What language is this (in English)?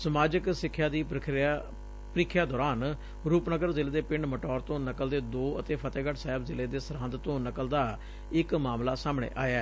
Punjabi